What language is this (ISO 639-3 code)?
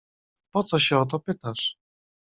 pol